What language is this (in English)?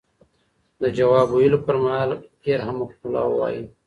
Pashto